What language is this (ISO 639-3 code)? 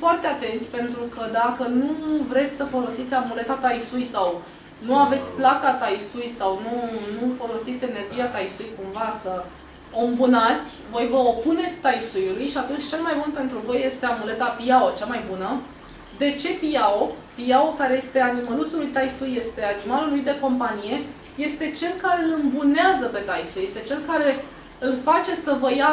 ron